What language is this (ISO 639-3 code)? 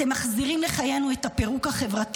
heb